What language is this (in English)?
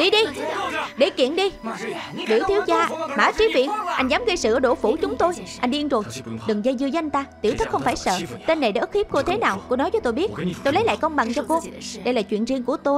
Vietnamese